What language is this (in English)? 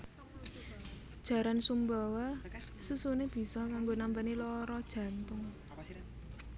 Javanese